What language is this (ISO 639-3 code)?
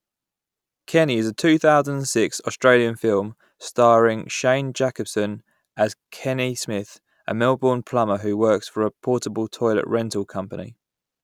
eng